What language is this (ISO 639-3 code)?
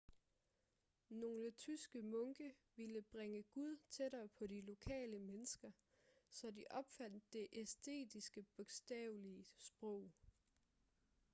dan